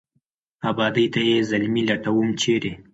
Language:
Pashto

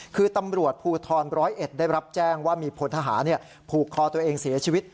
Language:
Thai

